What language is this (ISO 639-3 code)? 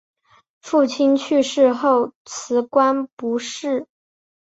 zho